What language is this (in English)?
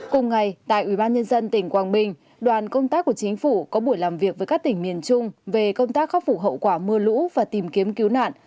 Vietnamese